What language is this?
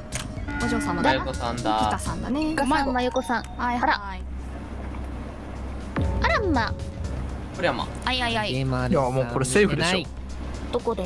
Japanese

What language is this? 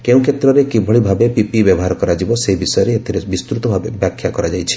Odia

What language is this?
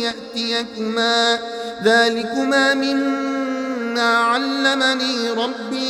Arabic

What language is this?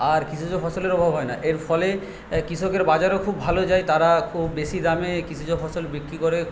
Bangla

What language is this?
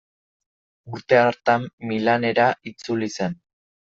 Basque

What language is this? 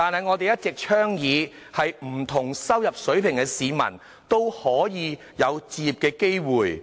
Cantonese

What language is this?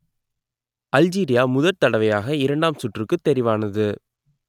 Tamil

